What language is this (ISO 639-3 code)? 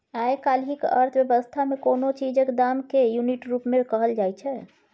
mai